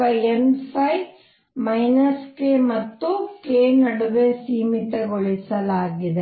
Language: Kannada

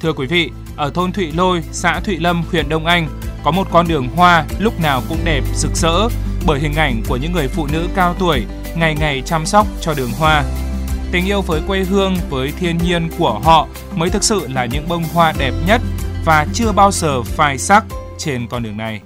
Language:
Vietnamese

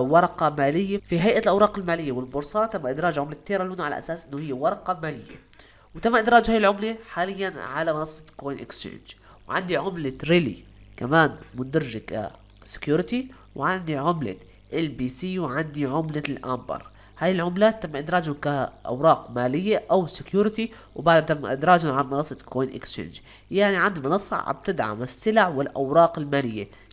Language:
Arabic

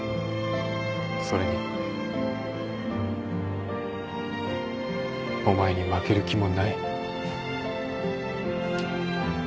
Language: Japanese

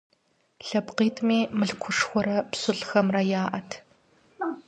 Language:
Kabardian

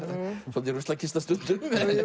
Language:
Icelandic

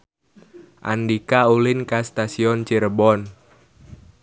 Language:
Sundanese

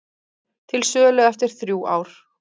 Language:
Icelandic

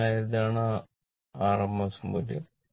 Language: Malayalam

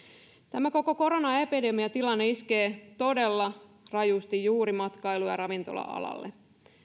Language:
Finnish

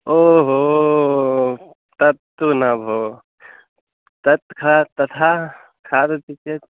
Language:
Sanskrit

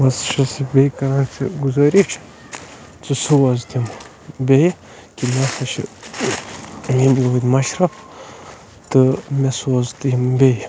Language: Kashmiri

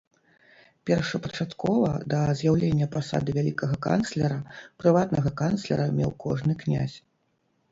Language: Belarusian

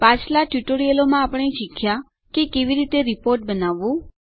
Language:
Gujarati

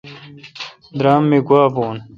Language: Kalkoti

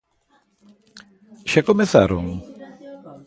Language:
Galician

